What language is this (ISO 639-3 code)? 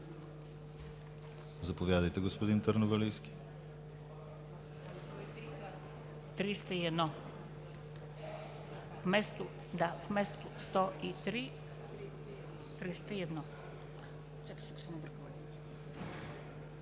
bul